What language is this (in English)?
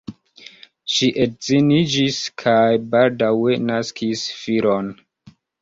Esperanto